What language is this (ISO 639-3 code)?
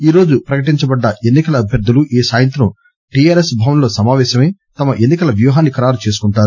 tel